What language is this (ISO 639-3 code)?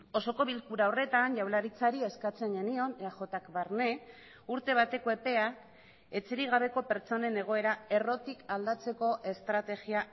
eus